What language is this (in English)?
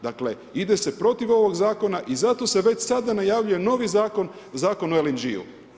Croatian